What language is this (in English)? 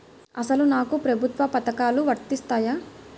Telugu